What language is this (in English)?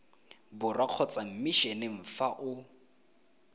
Tswana